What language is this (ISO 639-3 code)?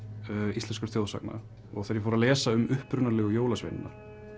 isl